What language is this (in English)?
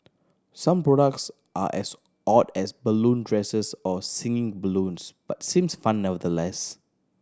English